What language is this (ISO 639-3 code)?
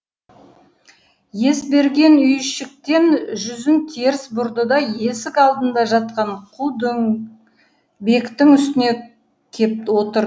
kaz